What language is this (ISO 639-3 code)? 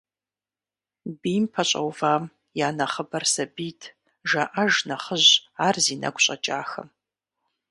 kbd